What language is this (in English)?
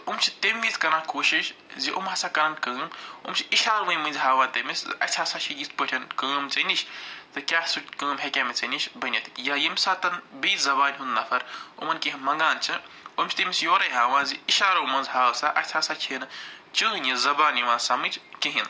Kashmiri